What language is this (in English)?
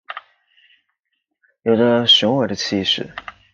Chinese